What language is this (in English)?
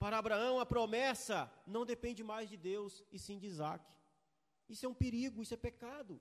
Portuguese